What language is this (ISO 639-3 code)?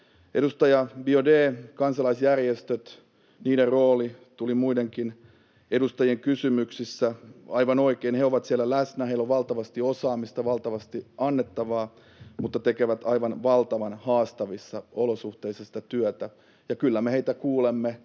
fin